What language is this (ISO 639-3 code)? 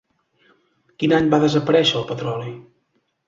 cat